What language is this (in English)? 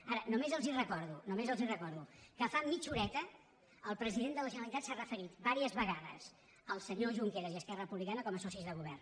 Catalan